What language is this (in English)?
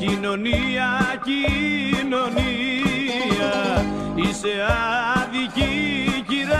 Greek